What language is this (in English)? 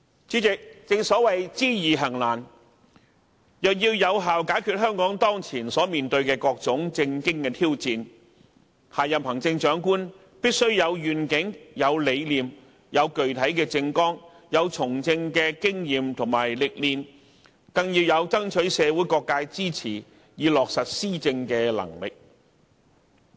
Cantonese